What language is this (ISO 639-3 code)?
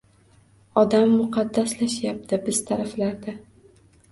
uzb